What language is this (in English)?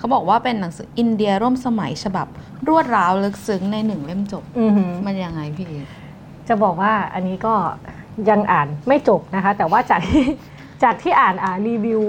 Thai